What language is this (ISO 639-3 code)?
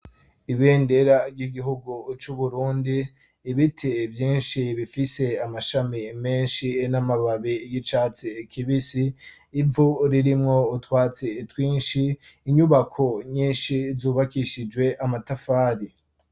run